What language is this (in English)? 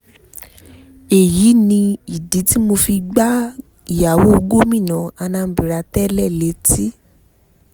Yoruba